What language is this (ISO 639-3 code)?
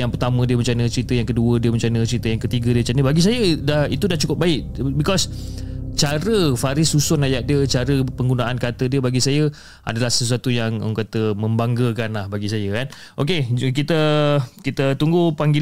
msa